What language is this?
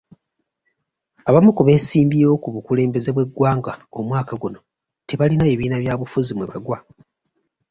Ganda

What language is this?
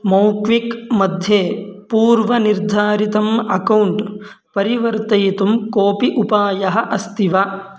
Sanskrit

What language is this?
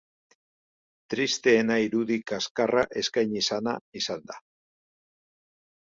Basque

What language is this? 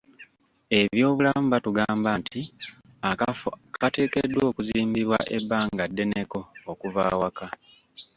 Ganda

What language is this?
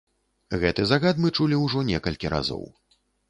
Belarusian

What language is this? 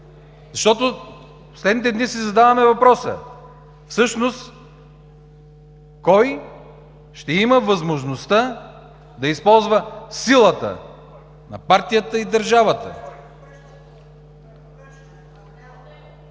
Bulgarian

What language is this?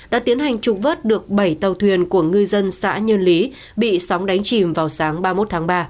Vietnamese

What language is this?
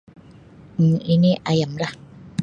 Sabah Malay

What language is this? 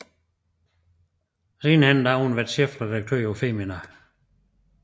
Danish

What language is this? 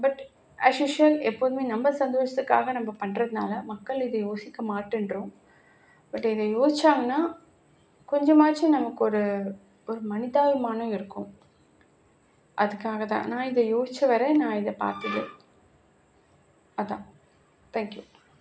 Tamil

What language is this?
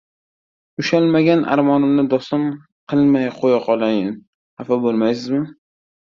Uzbek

